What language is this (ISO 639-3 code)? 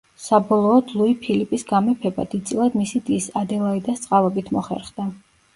kat